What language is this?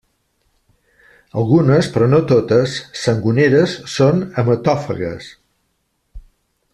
Catalan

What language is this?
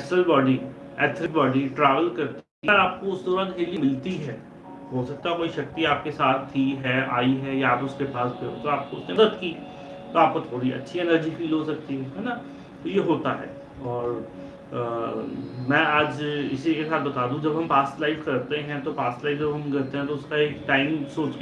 Hindi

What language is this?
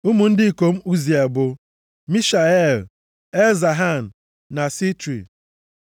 Igbo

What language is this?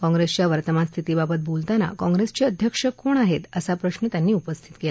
Marathi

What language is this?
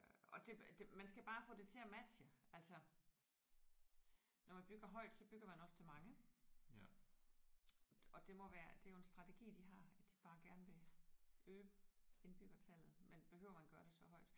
Danish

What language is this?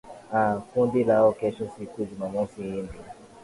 Swahili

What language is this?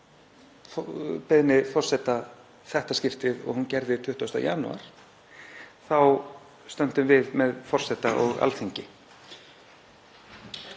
Icelandic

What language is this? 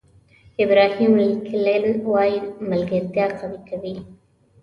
Pashto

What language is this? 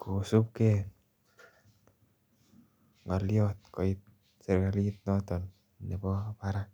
Kalenjin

